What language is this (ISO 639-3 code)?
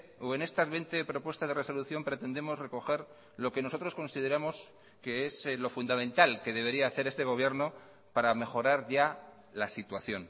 spa